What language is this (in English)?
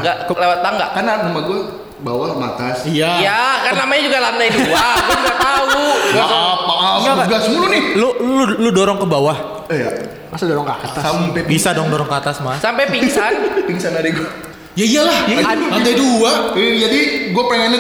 Indonesian